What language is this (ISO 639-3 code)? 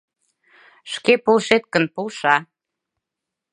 chm